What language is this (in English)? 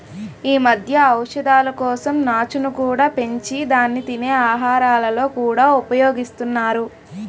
Telugu